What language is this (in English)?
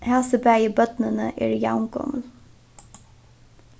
Faroese